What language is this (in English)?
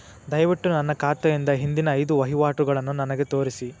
Kannada